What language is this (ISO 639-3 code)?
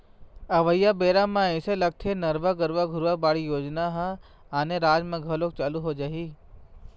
hne